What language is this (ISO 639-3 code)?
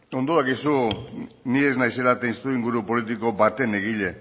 eus